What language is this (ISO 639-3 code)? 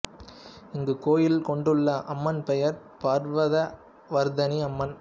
tam